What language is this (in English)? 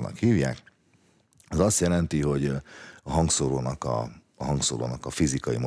Hungarian